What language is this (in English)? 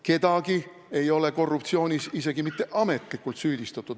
Estonian